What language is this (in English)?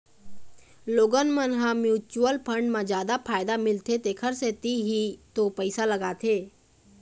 Chhattisgarhi